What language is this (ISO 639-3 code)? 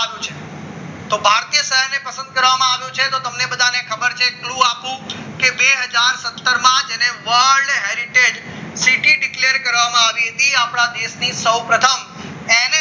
guj